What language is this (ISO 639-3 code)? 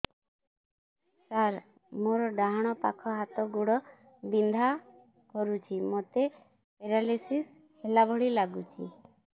ori